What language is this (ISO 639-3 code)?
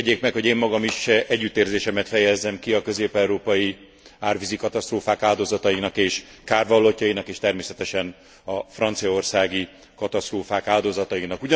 hun